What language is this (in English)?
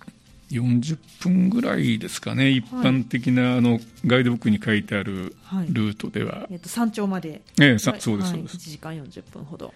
Japanese